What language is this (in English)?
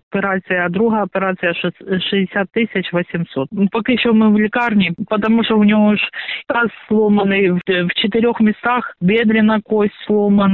Ukrainian